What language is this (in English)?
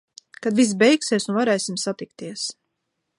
Latvian